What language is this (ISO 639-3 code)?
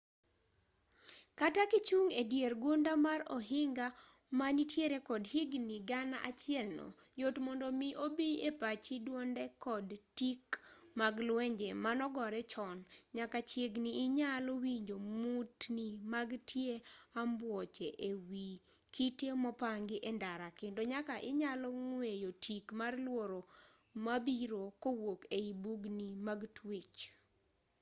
luo